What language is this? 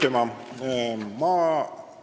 Estonian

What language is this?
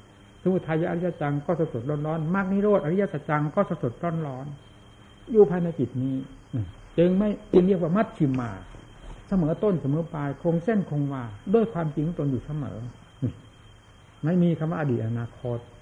Thai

